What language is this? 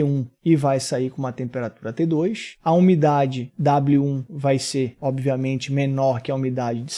Portuguese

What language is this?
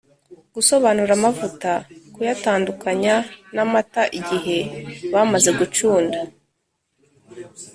Kinyarwanda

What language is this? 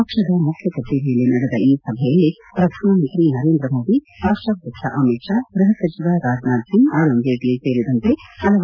Kannada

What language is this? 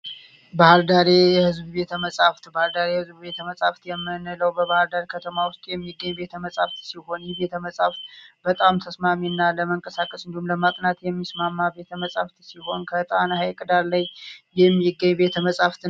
Amharic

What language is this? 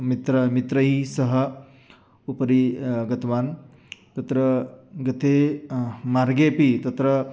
Sanskrit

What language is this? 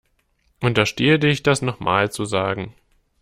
German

